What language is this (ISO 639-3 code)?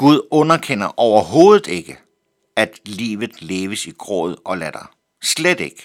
dan